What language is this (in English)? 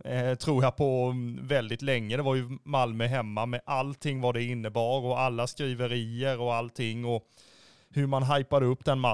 Swedish